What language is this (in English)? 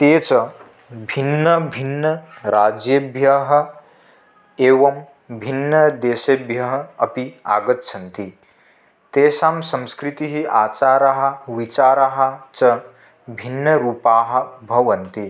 Sanskrit